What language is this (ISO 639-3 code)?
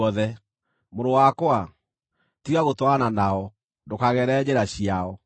kik